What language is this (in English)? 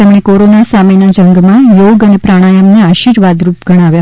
Gujarati